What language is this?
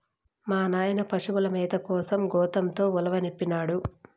Telugu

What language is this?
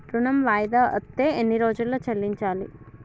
Telugu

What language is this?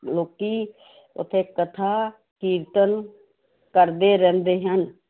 Punjabi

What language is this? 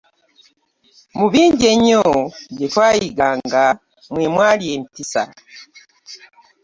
Ganda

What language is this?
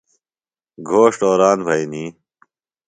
Phalura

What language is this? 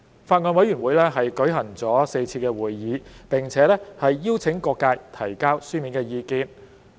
Cantonese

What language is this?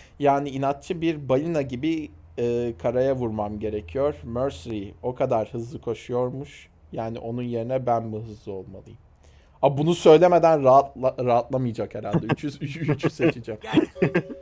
Turkish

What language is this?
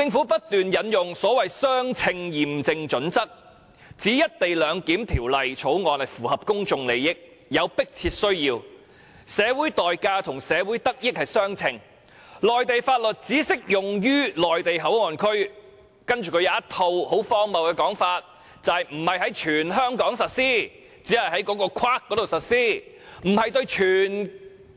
Cantonese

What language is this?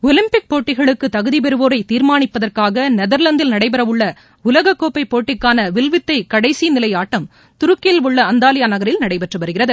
Tamil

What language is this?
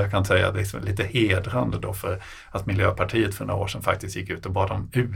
Swedish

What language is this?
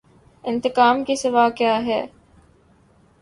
Urdu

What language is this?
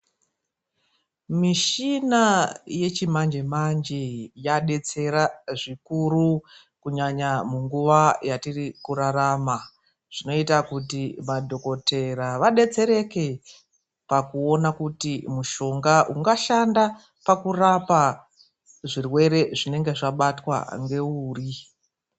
Ndau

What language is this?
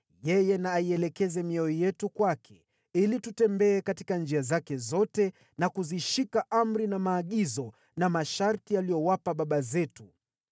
Swahili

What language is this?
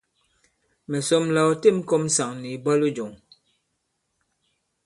Bankon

